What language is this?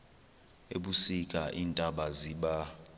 Xhosa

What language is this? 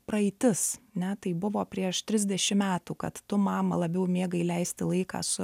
Lithuanian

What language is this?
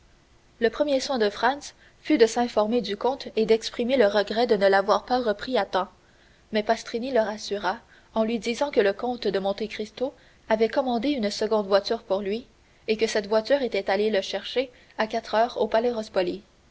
French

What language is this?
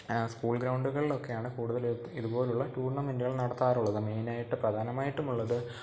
Malayalam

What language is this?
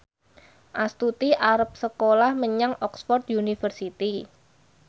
Javanese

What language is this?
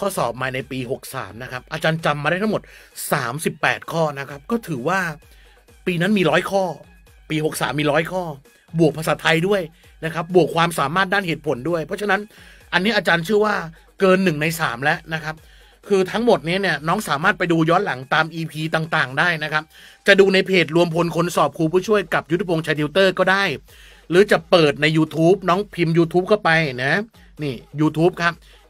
Thai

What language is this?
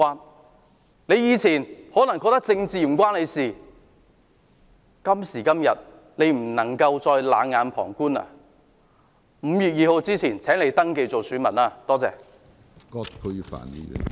Cantonese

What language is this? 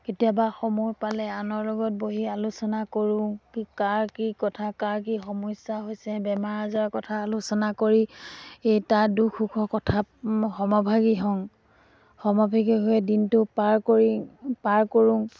Assamese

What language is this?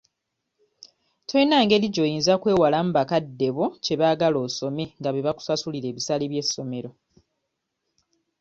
Ganda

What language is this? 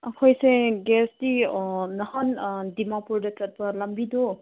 Manipuri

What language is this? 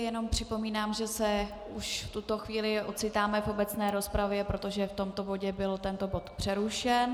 Czech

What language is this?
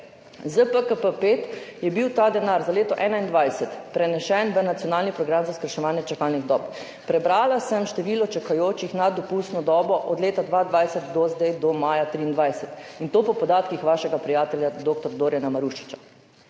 Slovenian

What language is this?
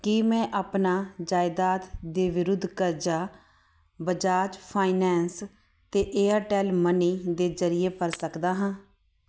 Punjabi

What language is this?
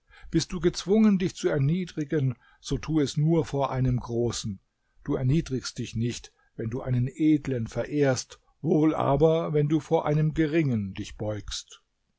German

